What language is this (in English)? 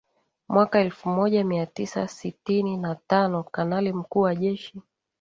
Swahili